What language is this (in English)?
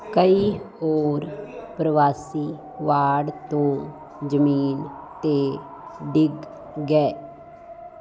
Punjabi